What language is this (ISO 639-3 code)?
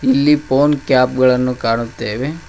kan